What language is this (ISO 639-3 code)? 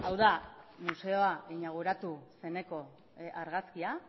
eus